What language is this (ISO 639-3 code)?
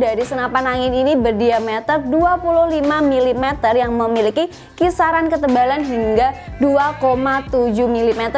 ind